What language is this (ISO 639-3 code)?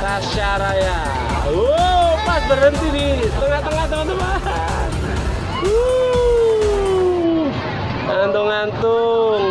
ind